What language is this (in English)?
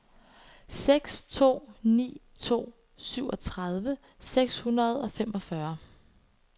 Danish